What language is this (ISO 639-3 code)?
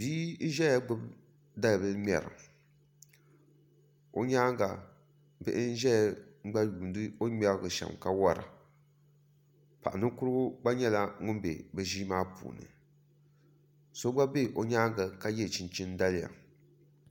dag